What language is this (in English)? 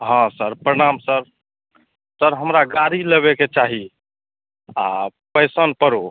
Maithili